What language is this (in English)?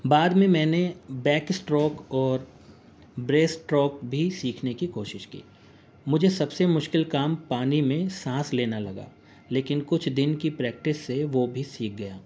Urdu